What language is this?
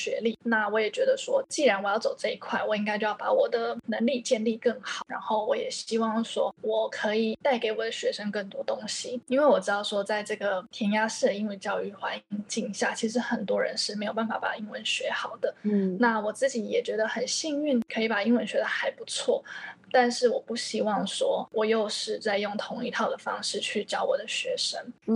Chinese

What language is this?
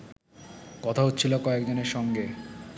Bangla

